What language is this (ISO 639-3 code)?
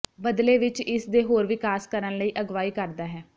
pan